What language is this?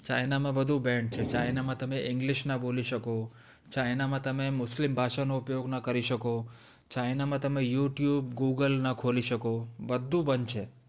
Gujarati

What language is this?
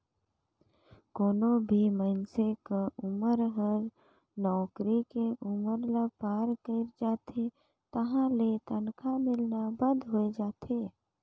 Chhattisgarhi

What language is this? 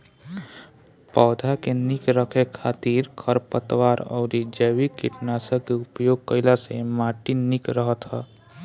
Bhojpuri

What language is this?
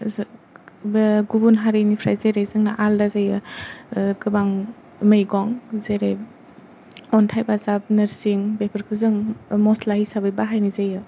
Bodo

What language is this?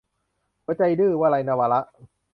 Thai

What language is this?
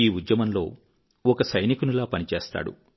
Telugu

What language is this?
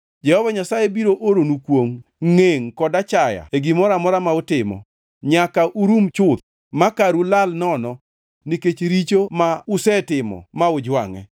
Luo (Kenya and Tanzania)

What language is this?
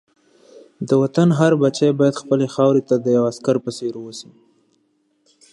Pashto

